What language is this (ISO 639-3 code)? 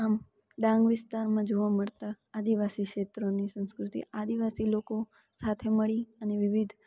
guj